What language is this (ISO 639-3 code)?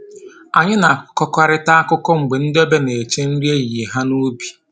ibo